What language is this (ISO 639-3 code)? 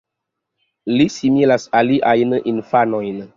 epo